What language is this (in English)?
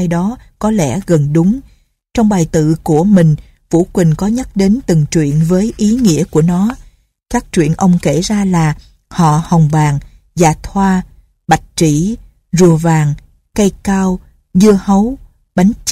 Vietnamese